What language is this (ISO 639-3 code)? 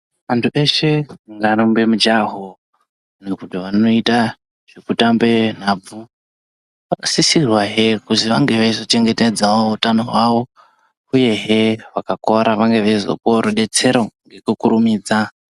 ndc